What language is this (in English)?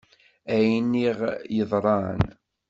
Kabyle